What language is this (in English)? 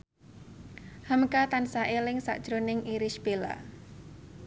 Javanese